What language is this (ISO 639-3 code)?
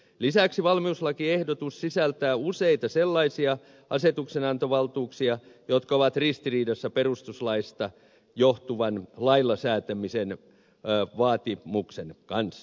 fin